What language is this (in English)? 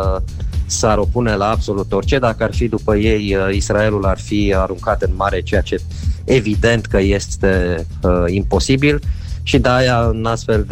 Romanian